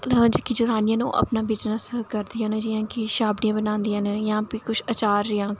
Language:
Dogri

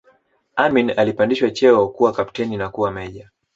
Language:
Swahili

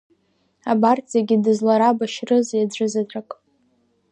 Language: Abkhazian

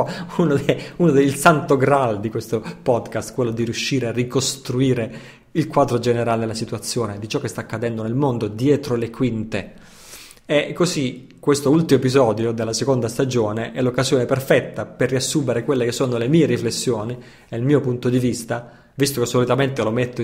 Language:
Italian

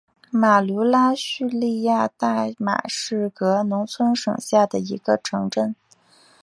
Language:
Chinese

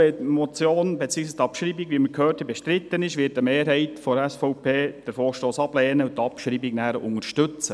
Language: Swiss German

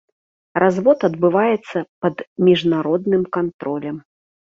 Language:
Belarusian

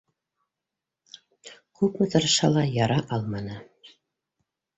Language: Bashkir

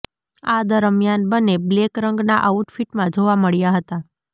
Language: Gujarati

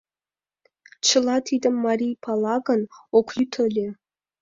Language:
Mari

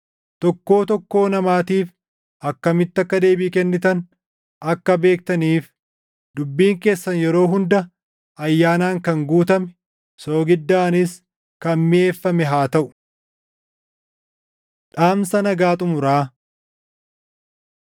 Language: Oromo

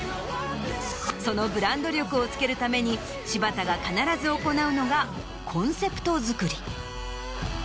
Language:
Japanese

